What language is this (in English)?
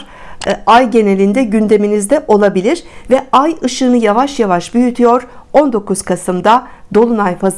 Turkish